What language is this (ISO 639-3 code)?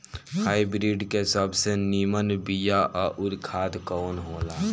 bho